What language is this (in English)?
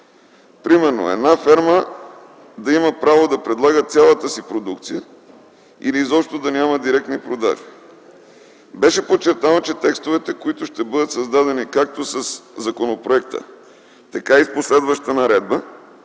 Bulgarian